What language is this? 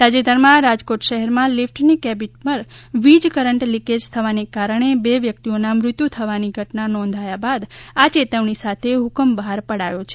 Gujarati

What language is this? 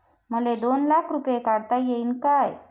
Marathi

